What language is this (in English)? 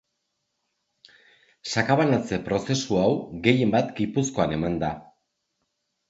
Basque